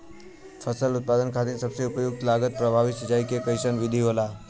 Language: Bhojpuri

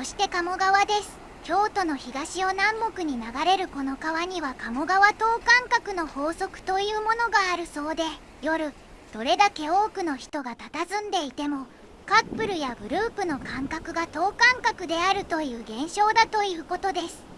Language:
Japanese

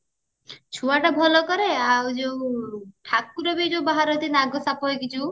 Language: Odia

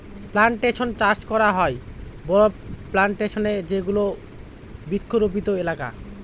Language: Bangla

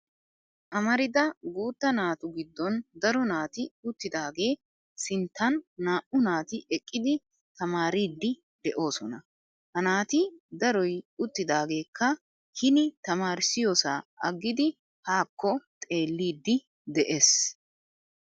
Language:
Wolaytta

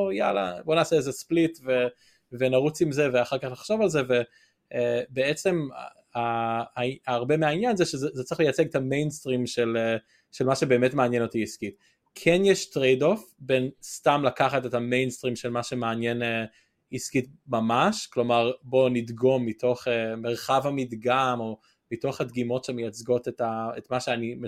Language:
Hebrew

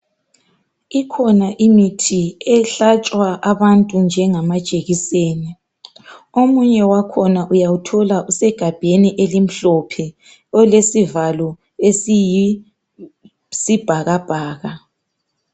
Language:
North Ndebele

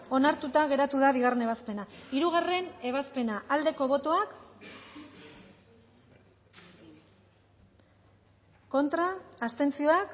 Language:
Basque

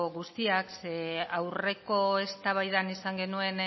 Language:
Basque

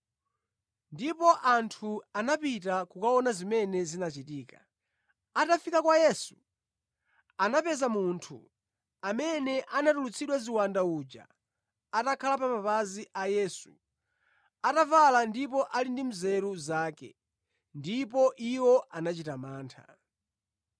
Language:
Nyanja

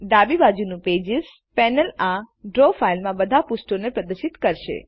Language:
Gujarati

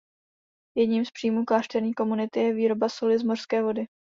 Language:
Czech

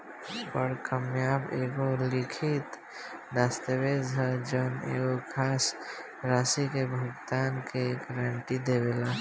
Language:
Bhojpuri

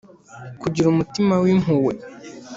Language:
Kinyarwanda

